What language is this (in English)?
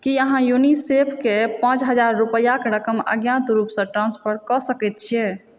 Maithili